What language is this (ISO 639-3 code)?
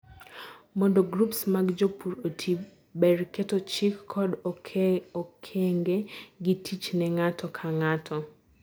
luo